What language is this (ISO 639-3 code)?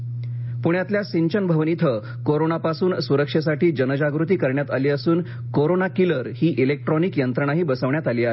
mar